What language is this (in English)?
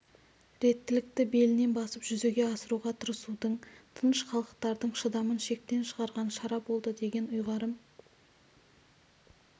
Kazakh